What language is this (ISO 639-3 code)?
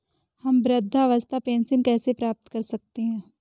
hin